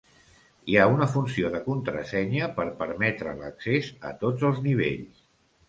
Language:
Catalan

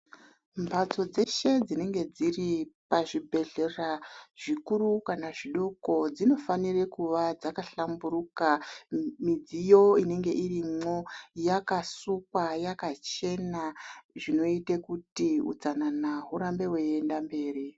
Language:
Ndau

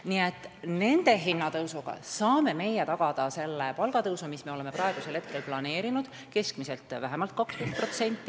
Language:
Estonian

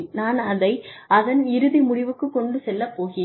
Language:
Tamil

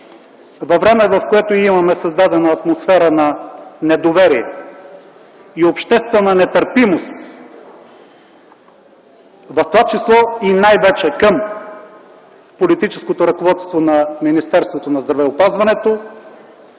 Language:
Bulgarian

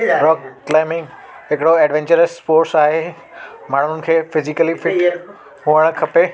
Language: Sindhi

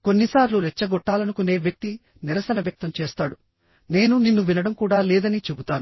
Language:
Telugu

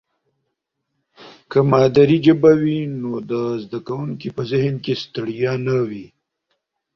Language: Pashto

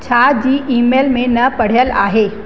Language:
Sindhi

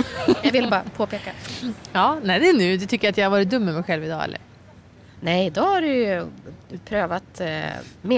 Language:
Swedish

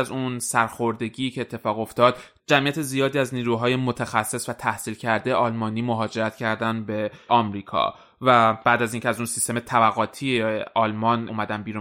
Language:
Persian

